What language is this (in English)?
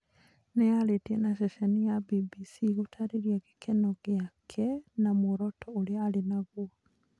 Kikuyu